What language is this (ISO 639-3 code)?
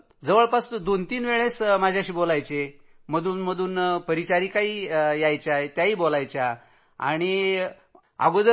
mar